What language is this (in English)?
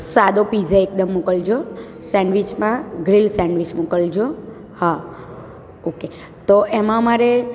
Gujarati